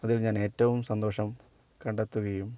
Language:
Malayalam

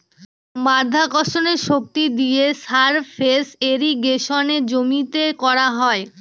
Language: Bangla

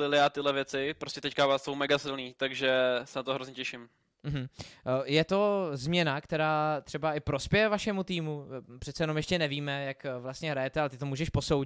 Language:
Czech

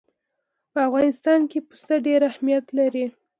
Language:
Pashto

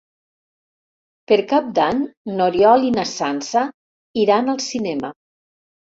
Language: Catalan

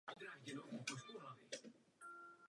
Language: Czech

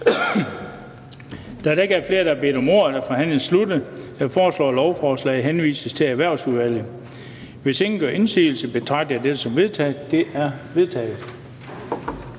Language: Danish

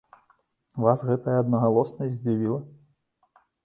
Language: Belarusian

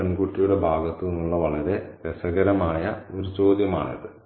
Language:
Malayalam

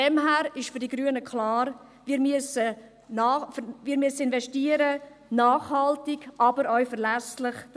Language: Swiss German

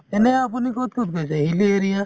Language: Assamese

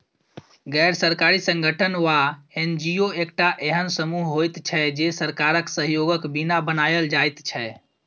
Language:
Maithili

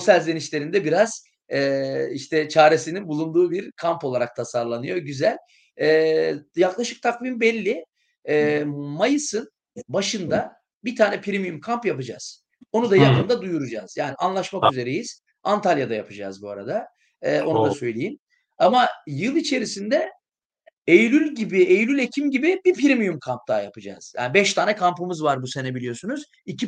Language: Turkish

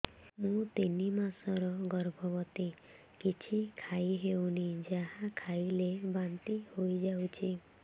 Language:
Odia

